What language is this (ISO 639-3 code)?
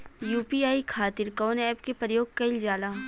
bho